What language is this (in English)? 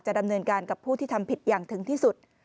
Thai